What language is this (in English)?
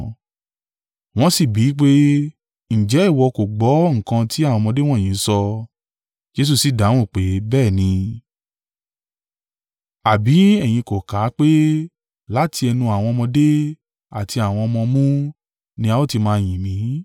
Yoruba